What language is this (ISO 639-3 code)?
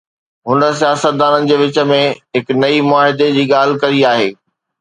snd